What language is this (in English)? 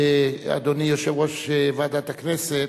Hebrew